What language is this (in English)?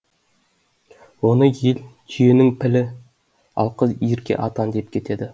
Kazakh